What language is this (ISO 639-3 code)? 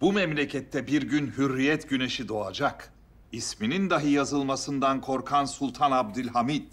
tur